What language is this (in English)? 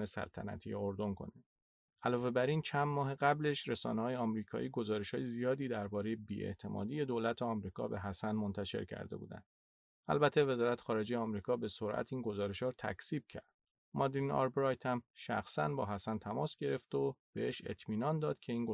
Persian